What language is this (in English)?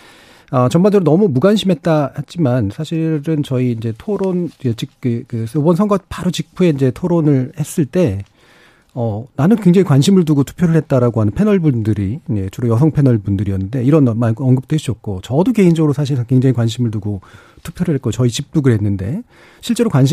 Korean